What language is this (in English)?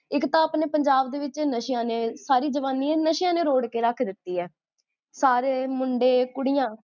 Punjabi